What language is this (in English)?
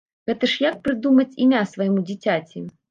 Belarusian